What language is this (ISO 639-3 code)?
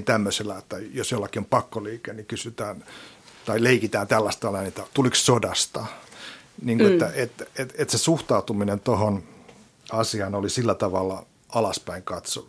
fin